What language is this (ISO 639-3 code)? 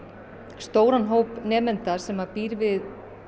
isl